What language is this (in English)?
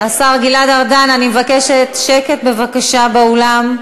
Hebrew